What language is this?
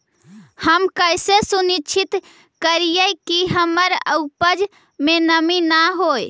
Magahi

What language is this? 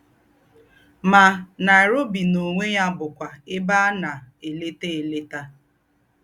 Igbo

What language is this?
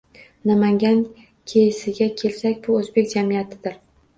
Uzbek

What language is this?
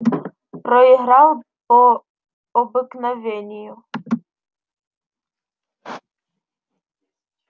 Russian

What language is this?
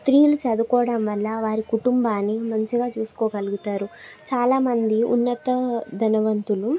Telugu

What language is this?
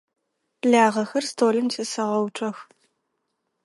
Adyghe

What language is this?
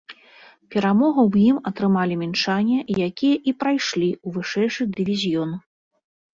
Belarusian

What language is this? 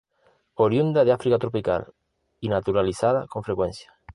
Spanish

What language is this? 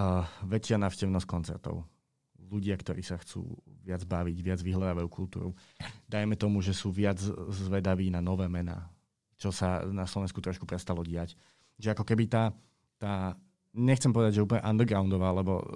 Slovak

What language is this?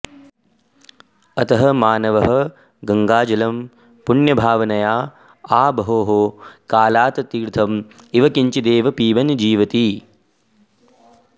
Sanskrit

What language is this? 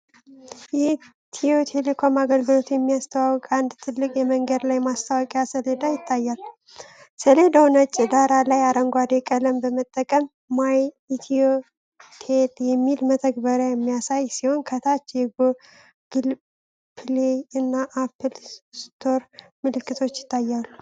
Amharic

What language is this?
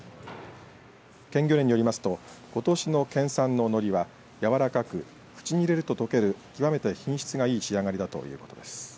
Japanese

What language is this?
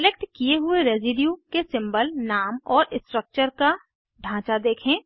Hindi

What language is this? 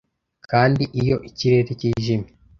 Kinyarwanda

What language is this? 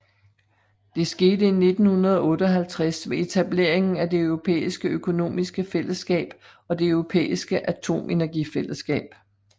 Danish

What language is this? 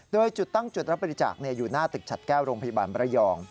Thai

